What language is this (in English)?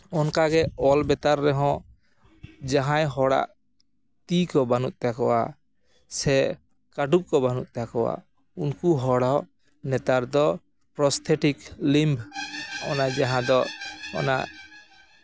Santali